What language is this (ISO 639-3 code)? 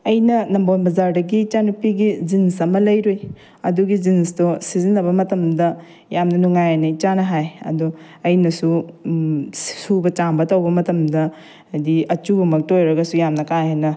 mni